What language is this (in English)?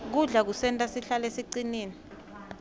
Swati